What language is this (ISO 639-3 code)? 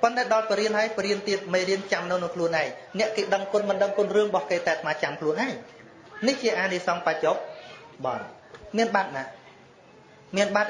vie